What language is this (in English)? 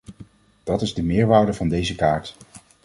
Dutch